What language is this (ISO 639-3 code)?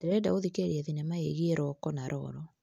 kik